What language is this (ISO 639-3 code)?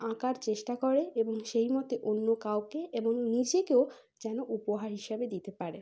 ben